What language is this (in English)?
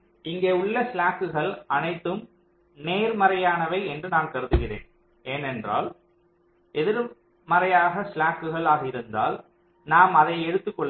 Tamil